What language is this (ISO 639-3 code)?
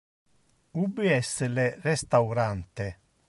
ina